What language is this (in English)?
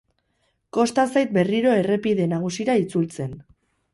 Basque